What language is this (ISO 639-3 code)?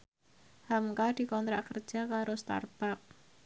jav